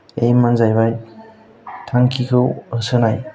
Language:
Bodo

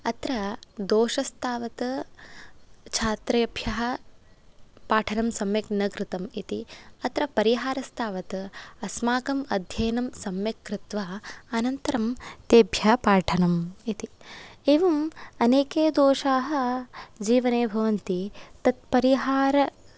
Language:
Sanskrit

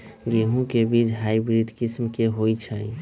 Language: Magahi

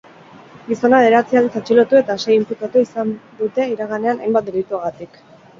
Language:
Basque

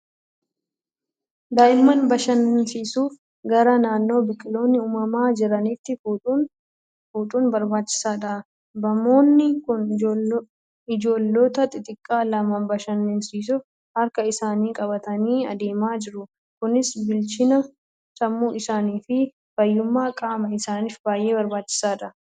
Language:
Oromo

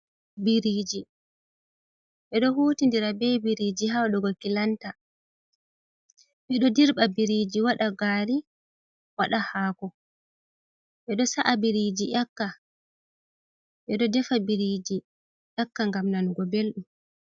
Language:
Fula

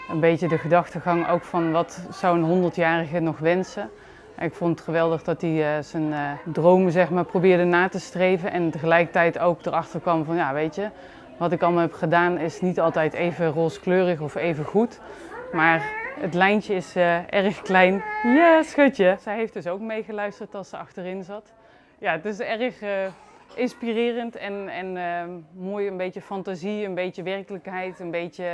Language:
Dutch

